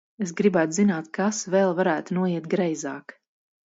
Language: Latvian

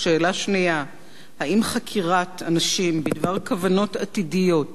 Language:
Hebrew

